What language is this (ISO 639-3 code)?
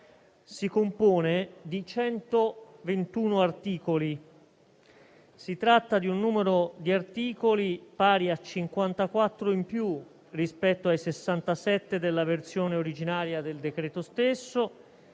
ita